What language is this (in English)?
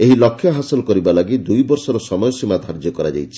Odia